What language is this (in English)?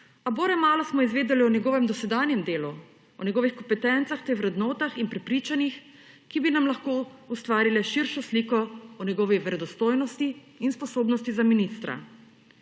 Slovenian